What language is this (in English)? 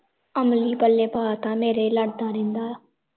Punjabi